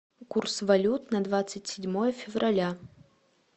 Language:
Russian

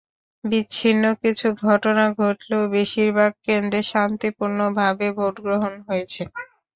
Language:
Bangla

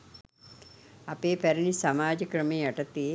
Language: Sinhala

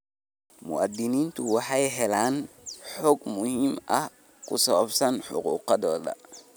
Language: Somali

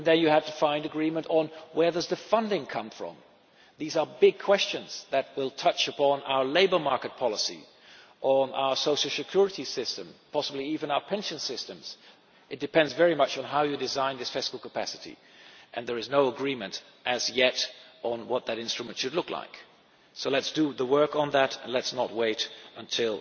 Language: English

